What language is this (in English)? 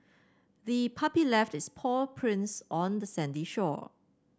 English